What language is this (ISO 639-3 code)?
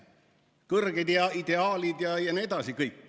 est